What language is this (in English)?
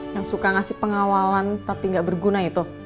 Indonesian